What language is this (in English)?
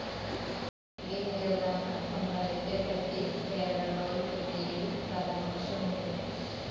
Malayalam